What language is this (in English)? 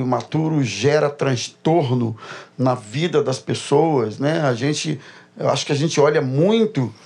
Portuguese